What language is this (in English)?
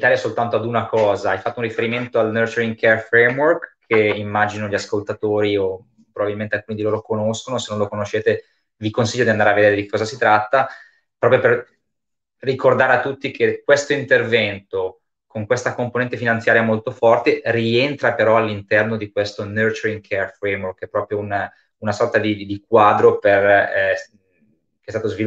Italian